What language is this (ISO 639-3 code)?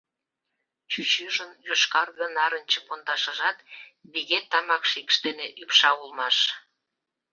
chm